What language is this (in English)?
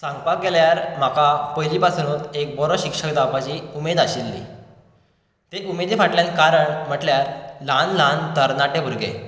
Konkani